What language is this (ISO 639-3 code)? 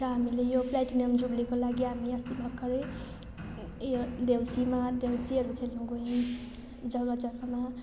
nep